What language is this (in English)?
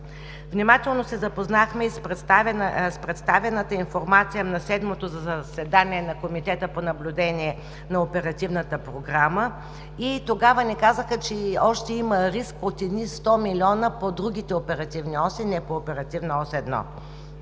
Bulgarian